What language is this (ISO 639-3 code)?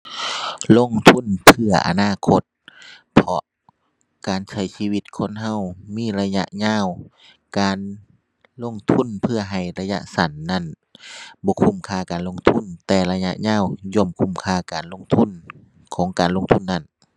tha